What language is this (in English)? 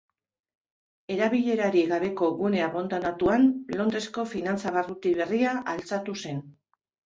Basque